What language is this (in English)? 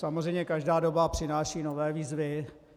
Czech